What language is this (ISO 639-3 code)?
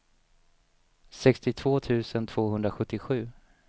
swe